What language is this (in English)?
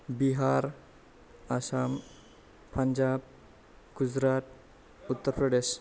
Bodo